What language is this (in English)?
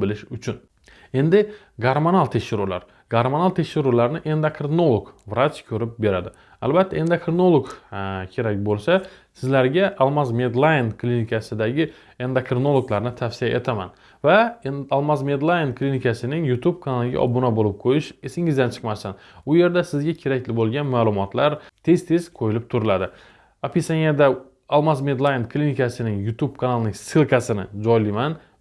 Turkish